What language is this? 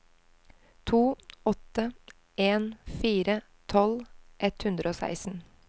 Norwegian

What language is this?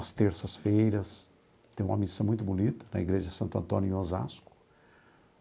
Portuguese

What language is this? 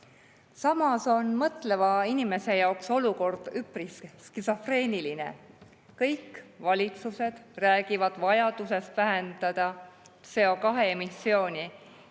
Estonian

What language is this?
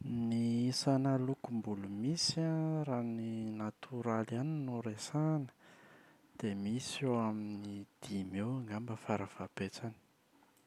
Malagasy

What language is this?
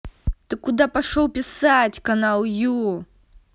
Russian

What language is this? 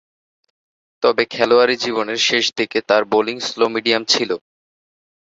Bangla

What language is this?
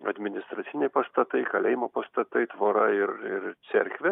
Lithuanian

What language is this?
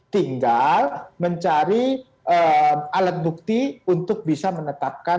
Indonesian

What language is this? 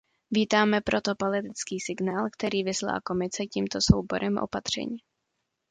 Czech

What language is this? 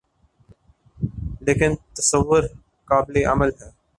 Urdu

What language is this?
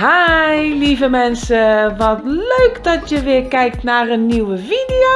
Dutch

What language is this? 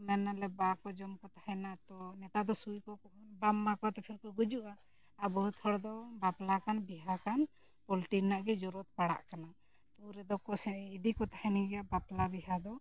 Santali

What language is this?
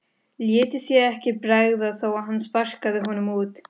Icelandic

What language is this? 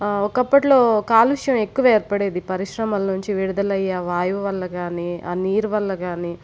Telugu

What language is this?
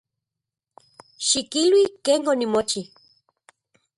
Central Puebla Nahuatl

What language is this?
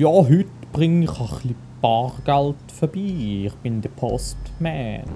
German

